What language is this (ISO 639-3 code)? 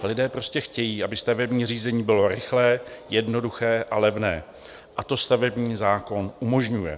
ces